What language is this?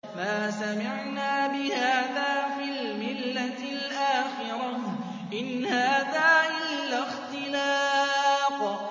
Arabic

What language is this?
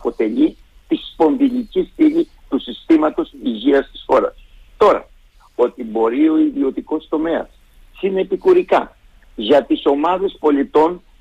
Greek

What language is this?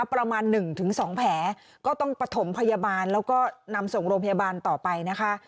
Thai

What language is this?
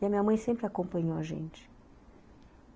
Portuguese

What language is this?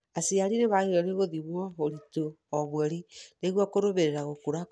Kikuyu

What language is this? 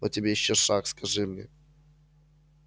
Russian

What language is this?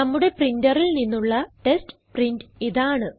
Malayalam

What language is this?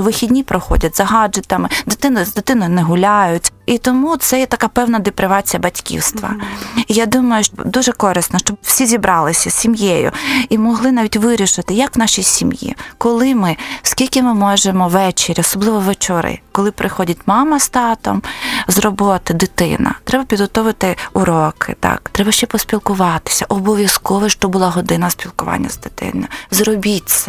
Ukrainian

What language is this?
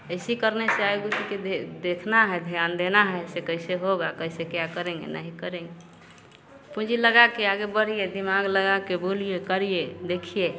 Hindi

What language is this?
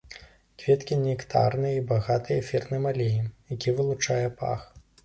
Belarusian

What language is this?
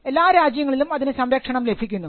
Malayalam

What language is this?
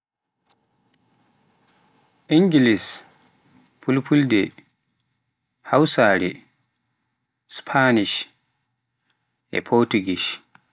Pular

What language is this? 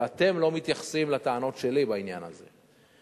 Hebrew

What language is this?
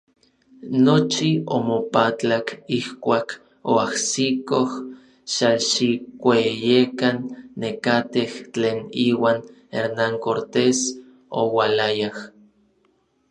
Orizaba Nahuatl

